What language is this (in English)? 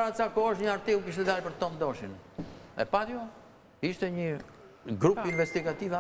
Romanian